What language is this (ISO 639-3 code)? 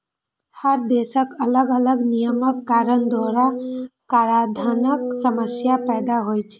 mai